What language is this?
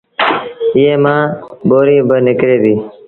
Sindhi Bhil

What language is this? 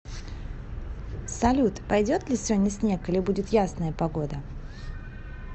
Russian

